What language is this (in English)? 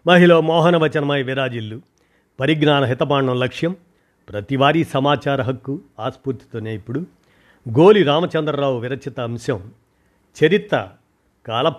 Telugu